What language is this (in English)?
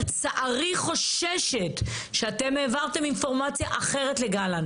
Hebrew